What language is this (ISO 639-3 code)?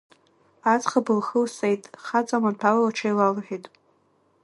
abk